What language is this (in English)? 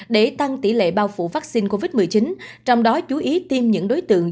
Vietnamese